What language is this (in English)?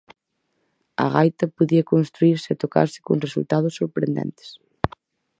Galician